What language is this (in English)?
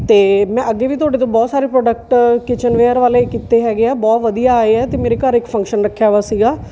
Punjabi